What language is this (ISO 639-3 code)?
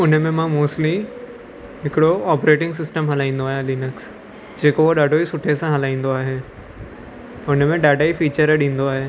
snd